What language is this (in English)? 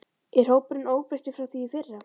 Icelandic